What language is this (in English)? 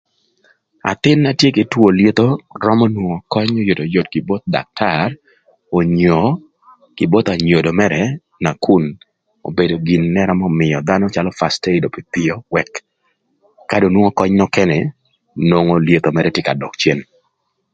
Thur